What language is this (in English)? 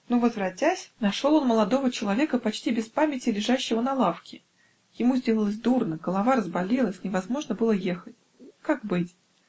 Russian